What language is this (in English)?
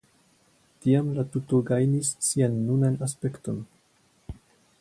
Esperanto